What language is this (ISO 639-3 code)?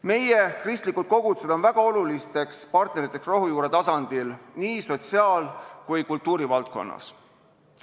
est